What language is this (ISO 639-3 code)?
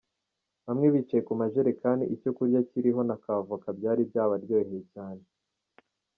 kin